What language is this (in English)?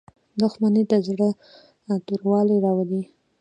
Pashto